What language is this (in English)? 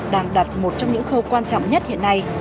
Vietnamese